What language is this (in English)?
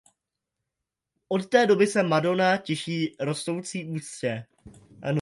Czech